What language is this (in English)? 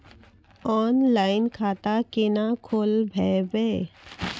Maithili